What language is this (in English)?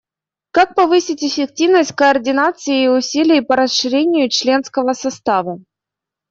Russian